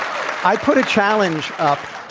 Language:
English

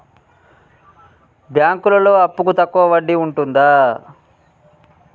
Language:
Telugu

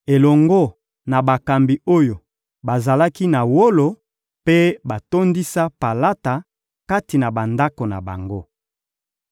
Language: Lingala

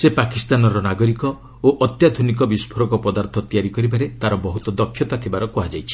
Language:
Odia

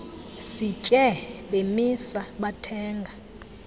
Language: Xhosa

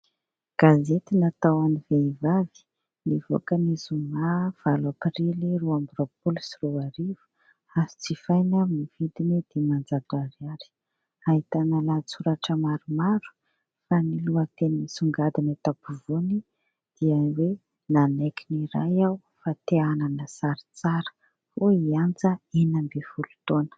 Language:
Malagasy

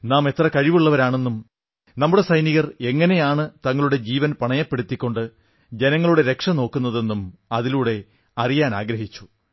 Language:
Malayalam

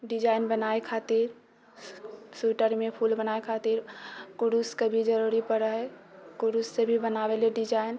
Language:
Maithili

